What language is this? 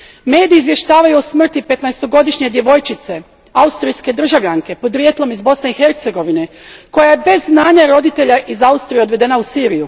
Croatian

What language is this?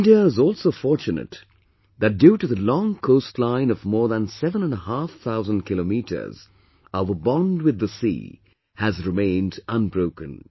English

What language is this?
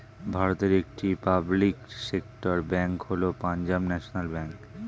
Bangla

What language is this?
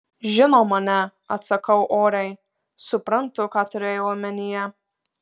Lithuanian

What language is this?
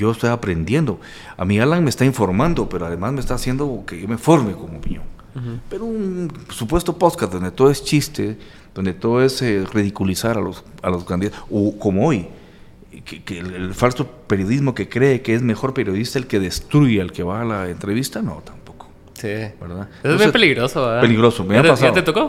Spanish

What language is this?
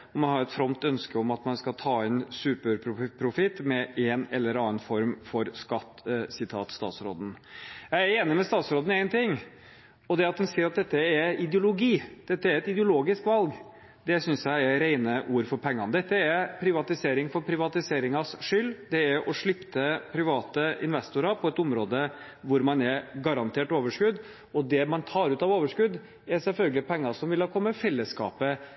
Norwegian Bokmål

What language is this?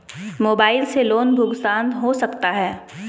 Magahi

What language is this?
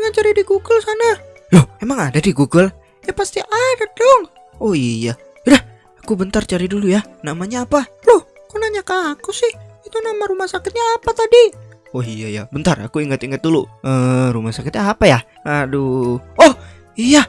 Indonesian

